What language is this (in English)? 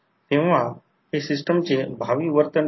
Marathi